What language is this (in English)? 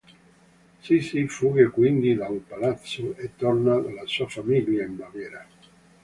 Italian